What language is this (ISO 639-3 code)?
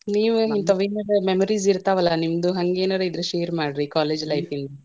kan